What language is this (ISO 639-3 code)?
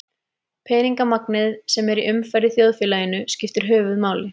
isl